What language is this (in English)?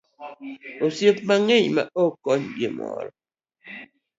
Luo (Kenya and Tanzania)